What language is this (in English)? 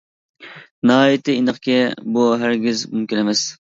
Uyghur